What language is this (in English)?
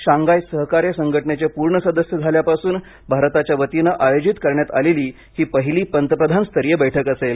Marathi